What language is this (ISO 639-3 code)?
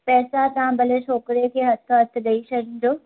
snd